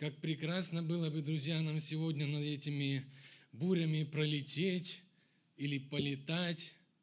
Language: Russian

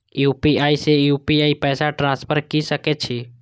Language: Maithili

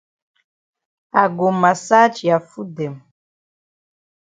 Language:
Cameroon Pidgin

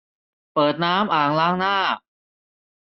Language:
Thai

